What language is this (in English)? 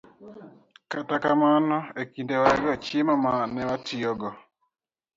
Luo (Kenya and Tanzania)